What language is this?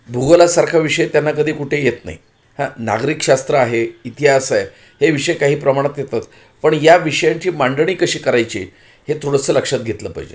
Marathi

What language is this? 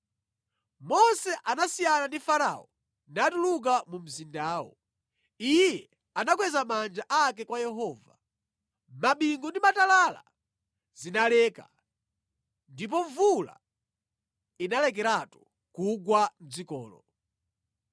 Nyanja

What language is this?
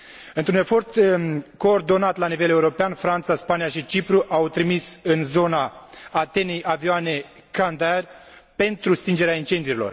Romanian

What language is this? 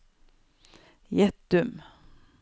Norwegian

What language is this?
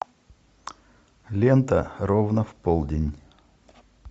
Russian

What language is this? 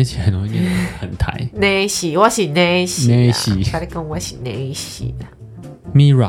Chinese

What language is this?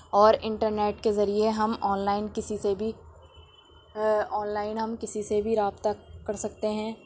Urdu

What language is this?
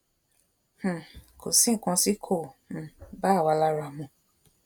Yoruba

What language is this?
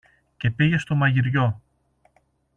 Greek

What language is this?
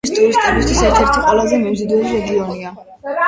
Georgian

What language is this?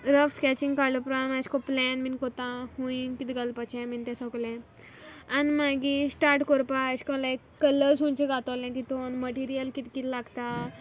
Konkani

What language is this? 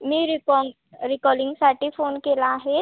Marathi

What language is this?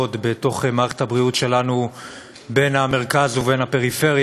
Hebrew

